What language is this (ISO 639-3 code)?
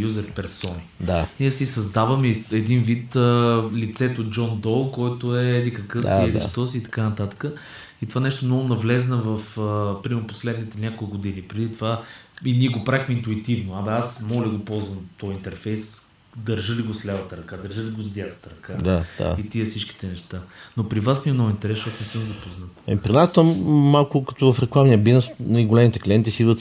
bul